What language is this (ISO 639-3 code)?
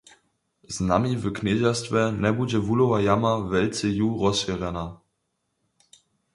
hsb